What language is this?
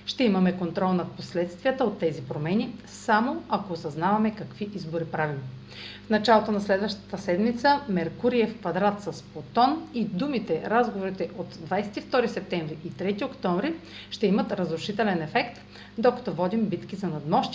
Bulgarian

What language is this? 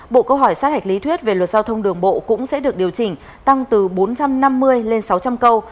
Vietnamese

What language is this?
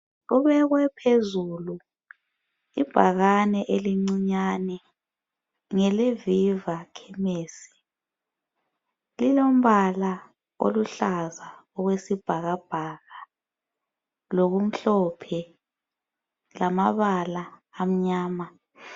North Ndebele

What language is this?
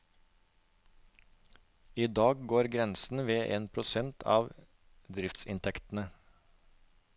Norwegian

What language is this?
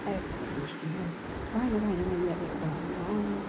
Nepali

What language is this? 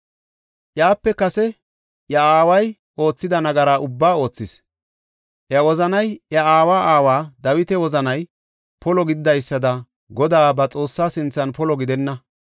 Gofa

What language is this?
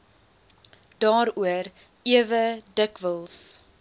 Afrikaans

